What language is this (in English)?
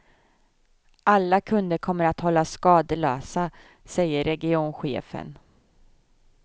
Swedish